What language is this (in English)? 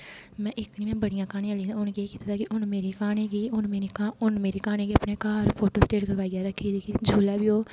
Dogri